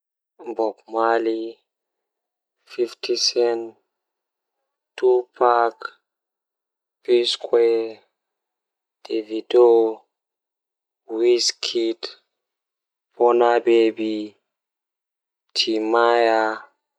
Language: Fula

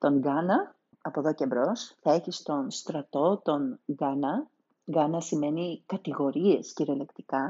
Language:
Greek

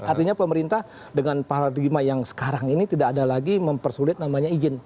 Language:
Indonesian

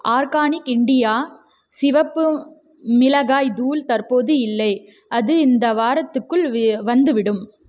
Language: Tamil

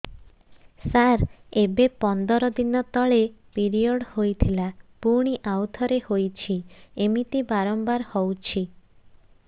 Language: Odia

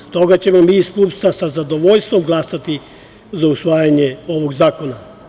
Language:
Serbian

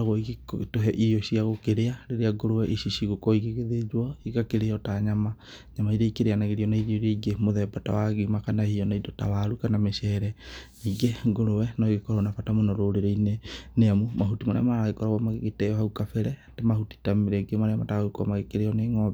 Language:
Kikuyu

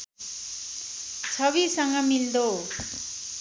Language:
Nepali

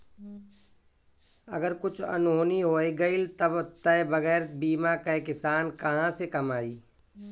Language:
Bhojpuri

